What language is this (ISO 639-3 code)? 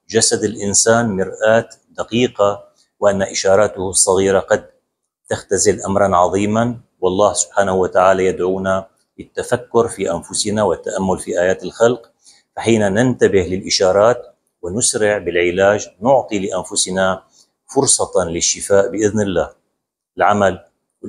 ara